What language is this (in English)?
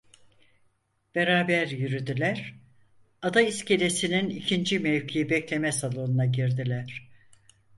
Turkish